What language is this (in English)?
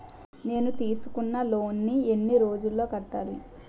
Telugu